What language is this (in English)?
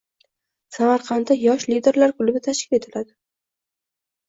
Uzbek